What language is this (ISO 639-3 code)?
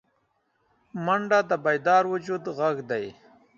pus